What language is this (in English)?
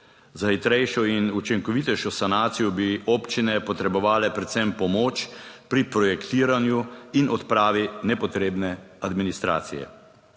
Slovenian